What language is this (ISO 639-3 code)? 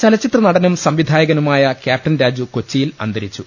mal